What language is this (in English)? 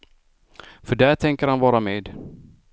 Swedish